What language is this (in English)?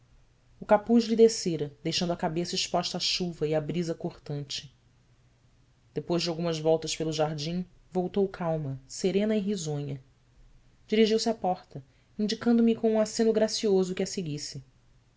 Portuguese